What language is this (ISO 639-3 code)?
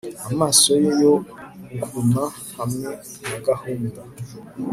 kin